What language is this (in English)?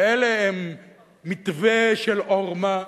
Hebrew